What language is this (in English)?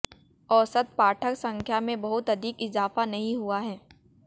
Hindi